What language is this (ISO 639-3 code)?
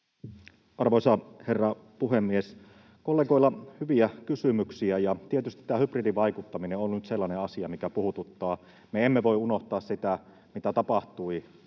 fin